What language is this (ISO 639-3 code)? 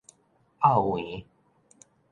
nan